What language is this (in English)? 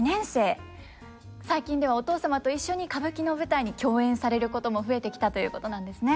Japanese